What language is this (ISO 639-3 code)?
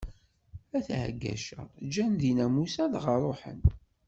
kab